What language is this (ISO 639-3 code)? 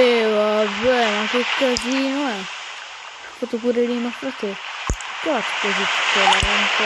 ita